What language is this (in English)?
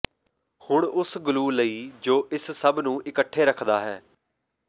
Punjabi